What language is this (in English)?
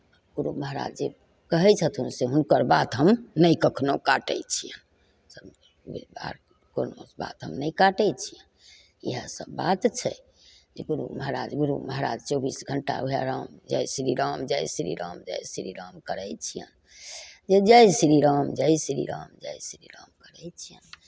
Maithili